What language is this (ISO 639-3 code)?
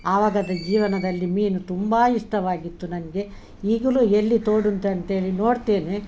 kan